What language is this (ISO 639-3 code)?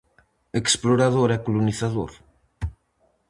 glg